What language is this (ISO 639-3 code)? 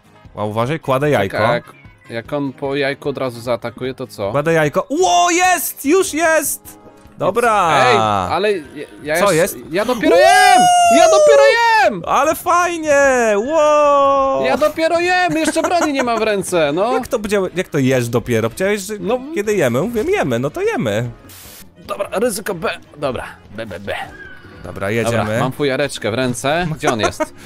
pol